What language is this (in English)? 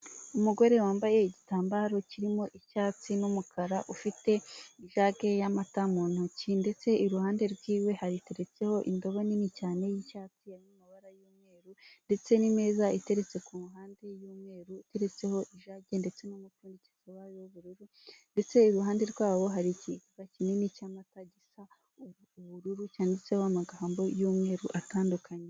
Kinyarwanda